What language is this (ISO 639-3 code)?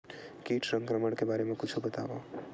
hne